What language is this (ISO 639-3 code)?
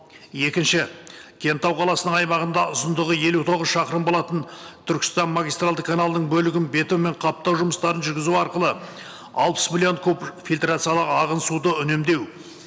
kaz